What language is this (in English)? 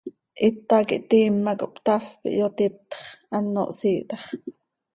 Seri